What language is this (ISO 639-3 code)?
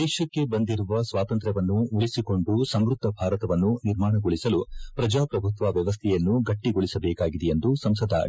kan